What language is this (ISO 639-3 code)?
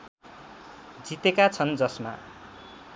nep